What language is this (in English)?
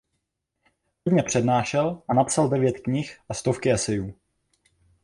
Czech